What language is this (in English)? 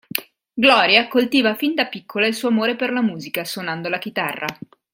Italian